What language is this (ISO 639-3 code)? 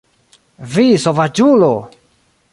epo